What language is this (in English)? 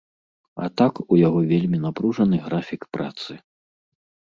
Belarusian